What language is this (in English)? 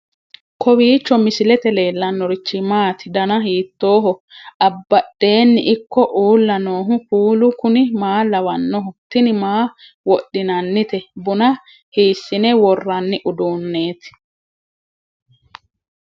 Sidamo